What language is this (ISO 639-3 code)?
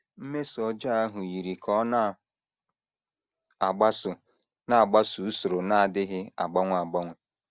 ibo